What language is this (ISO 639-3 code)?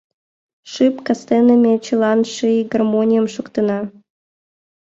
chm